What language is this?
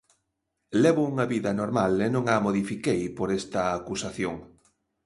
Galician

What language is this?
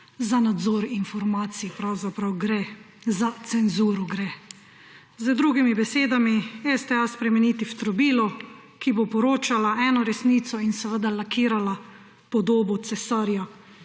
Slovenian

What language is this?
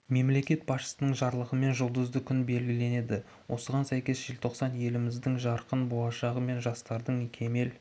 Kazakh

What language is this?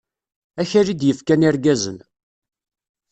Kabyle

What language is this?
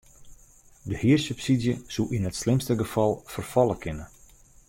Western Frisian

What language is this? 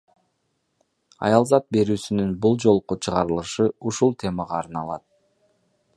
Kyrgyz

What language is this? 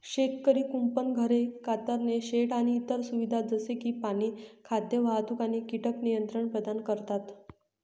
Marathi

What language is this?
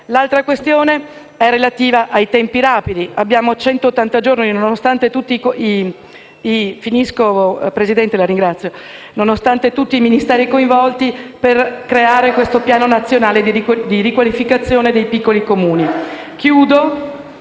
Italian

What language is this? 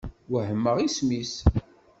Kabyle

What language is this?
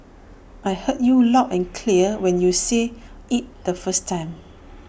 English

